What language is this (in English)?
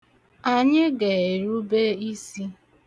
Igbo